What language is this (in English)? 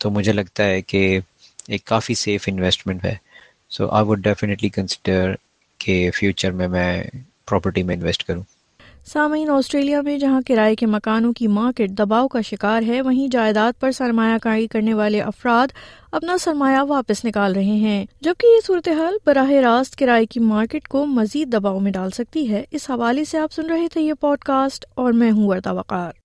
Urdu